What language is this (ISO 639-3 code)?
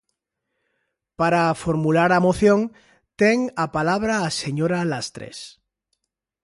glg